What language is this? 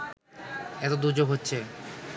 Bangla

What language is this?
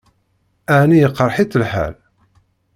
Kabyle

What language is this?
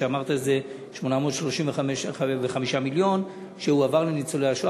Hebrew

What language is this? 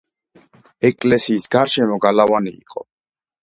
Georgian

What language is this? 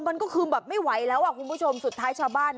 Thai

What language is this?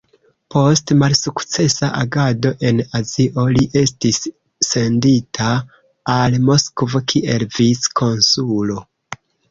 Esperanto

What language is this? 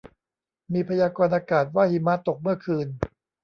Thai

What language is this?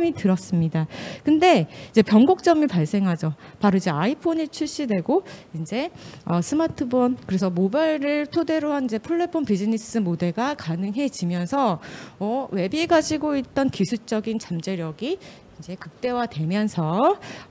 Korean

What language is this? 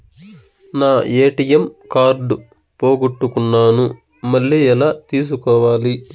Telugu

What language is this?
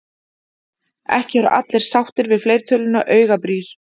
Icelandic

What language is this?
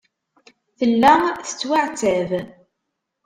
Kabyle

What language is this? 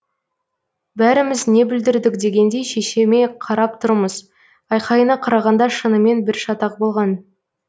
Kazakh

